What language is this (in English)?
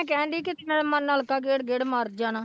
Punjabi